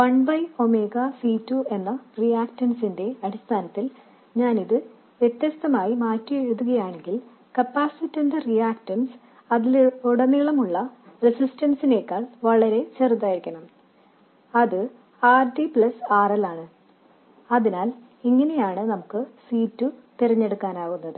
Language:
Malayalam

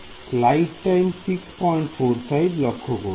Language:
Bangla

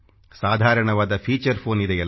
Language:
Kannada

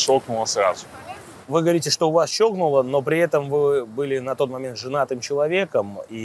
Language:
Russian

